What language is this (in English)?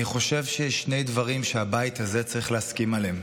Hebrew